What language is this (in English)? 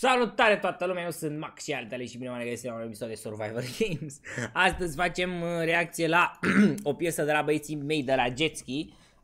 Romanian